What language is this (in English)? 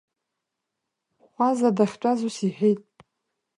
Abkhazian